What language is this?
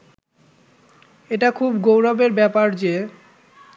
Bangla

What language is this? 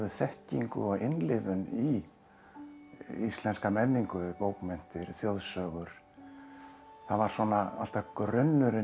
Icelandic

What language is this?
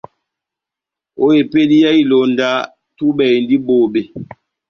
Batanga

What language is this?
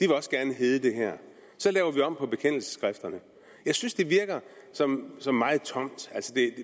Danish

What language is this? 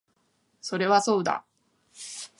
Japanese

